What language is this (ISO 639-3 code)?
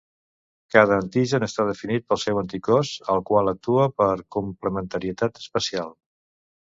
cat